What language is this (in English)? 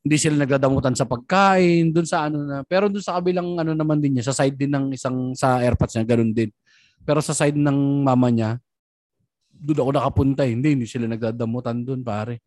Filipino